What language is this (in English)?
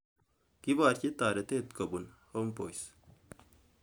Kalenjin